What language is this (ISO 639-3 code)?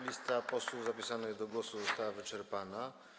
pol